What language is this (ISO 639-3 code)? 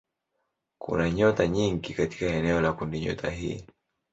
swa